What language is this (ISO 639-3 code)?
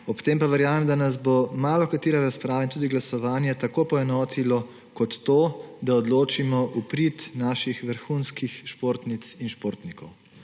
slv